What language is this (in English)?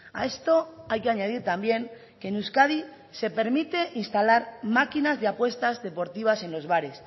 Spanish